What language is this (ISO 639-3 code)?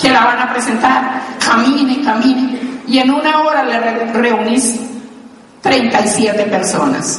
spa